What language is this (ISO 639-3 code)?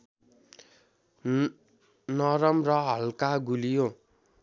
nep